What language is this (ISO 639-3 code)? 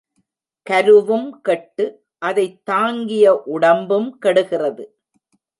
tam